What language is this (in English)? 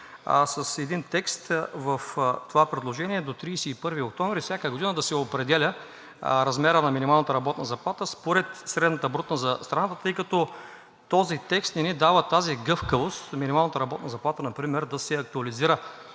Bulgarian